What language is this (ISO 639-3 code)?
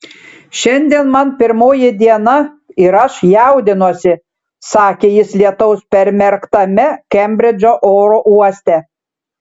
lit